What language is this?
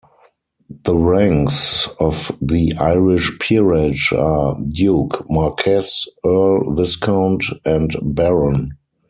English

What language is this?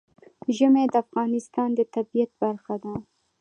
Pashto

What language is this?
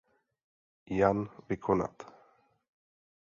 Czech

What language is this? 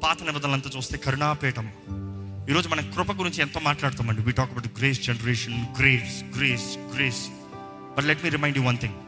Telugu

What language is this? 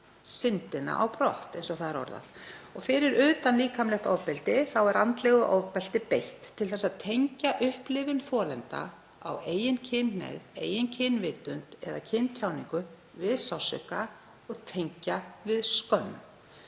Icelandic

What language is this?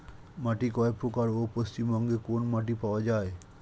Bangla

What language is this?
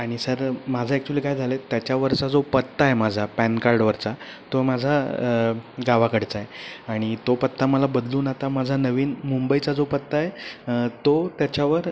Marathi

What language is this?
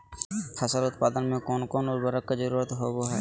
Magahi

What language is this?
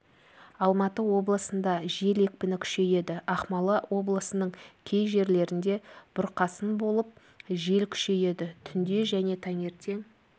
Kazakh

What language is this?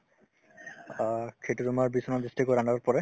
Assamese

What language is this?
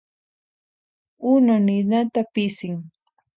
Puno Quechua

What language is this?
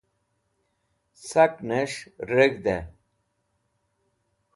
Wakhi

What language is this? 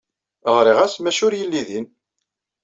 Kabyle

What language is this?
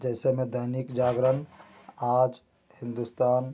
Hindi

